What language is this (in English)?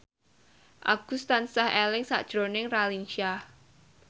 Javanese